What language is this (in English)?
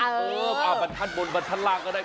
Thai